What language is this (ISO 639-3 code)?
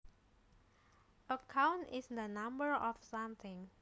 jav